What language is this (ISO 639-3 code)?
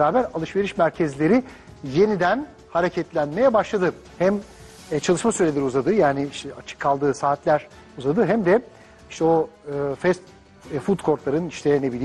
tur